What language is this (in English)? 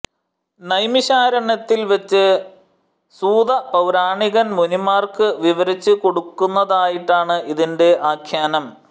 Malayalam